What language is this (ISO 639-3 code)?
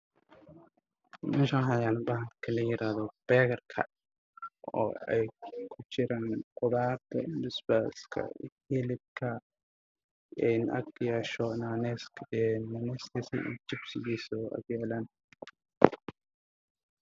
som